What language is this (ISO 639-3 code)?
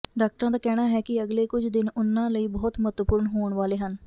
pan